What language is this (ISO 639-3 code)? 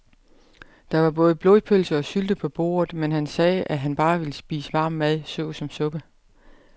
dan